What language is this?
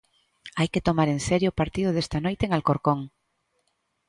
Galician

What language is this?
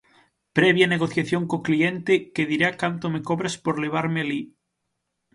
Galician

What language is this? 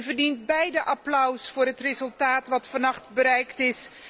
Dutch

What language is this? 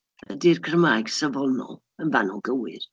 Welsh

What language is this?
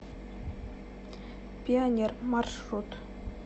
Russian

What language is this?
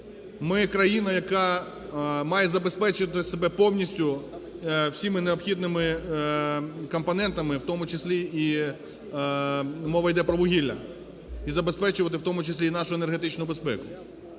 Ukrainian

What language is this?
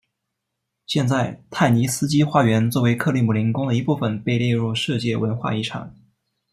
Chinese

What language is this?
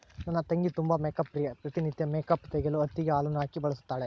Kannada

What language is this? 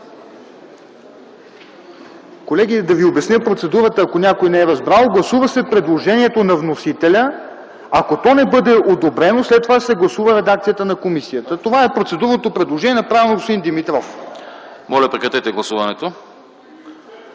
Bulgarian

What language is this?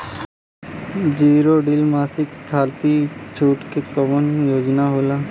Bhojpuri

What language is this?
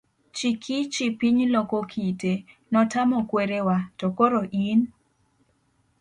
Luo (Kenya and Tanzania)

